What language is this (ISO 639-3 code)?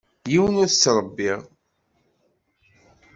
kab